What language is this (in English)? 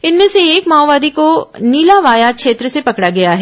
Hindi